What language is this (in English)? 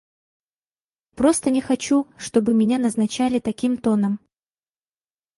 Russian